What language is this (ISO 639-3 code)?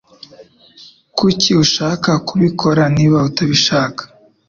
kin